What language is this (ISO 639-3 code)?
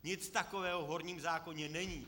ces